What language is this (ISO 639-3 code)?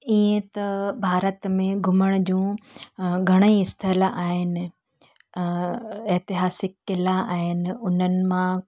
snd